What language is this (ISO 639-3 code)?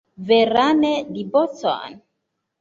epo